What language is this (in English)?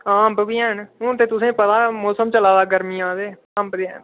Dogri